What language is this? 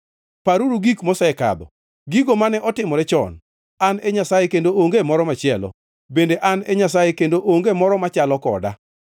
Luo (Kenya and Tanzania)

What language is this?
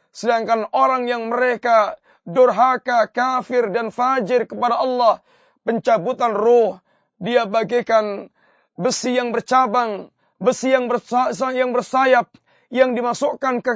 Malay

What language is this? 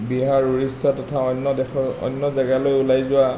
Assamese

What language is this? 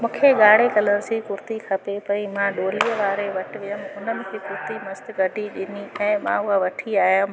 Sindhi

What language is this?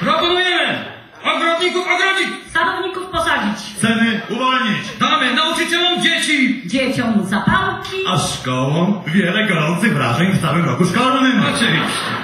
Polish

